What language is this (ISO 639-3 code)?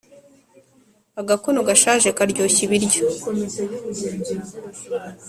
kin